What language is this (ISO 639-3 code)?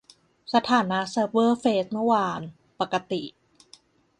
tha